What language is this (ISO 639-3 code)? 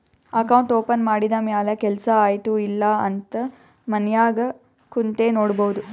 kan